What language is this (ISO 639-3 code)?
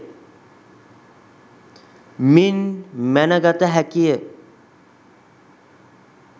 sin